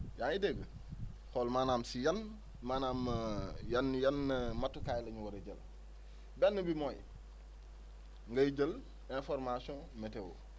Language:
Wolof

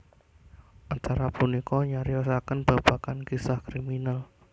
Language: Javanese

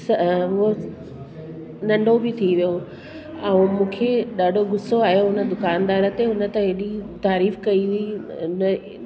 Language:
Sindhi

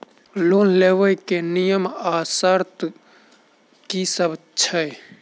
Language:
Maithili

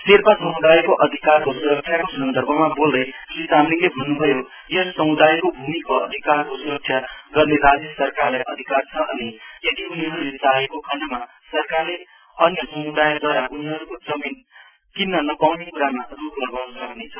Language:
Nepali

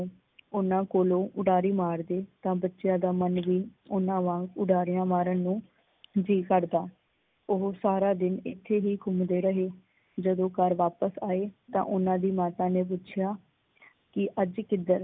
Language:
Punjabi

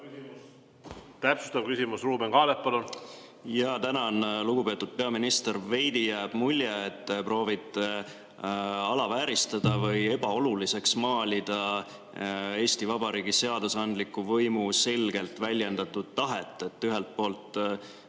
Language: Estonian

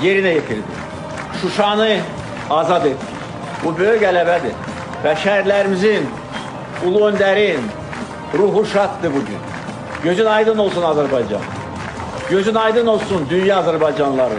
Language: Turkish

